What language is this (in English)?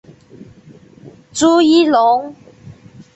Chinese